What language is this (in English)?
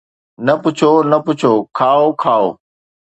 Sindhi